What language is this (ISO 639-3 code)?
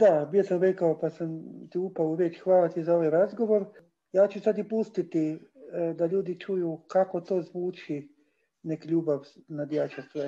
hrv